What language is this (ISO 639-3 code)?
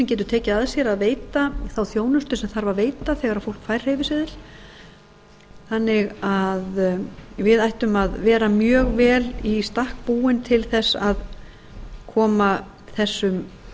isl